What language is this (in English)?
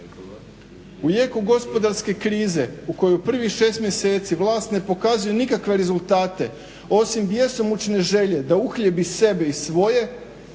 Croatian